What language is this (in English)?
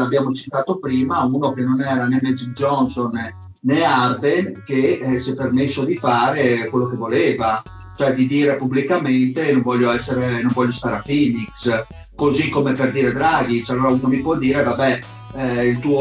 Italian